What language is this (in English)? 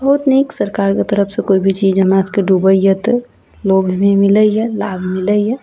Maithili